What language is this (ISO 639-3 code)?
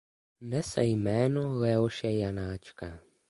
ces